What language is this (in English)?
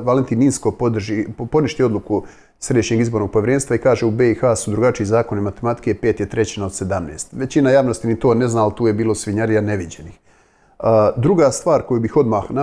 Croatian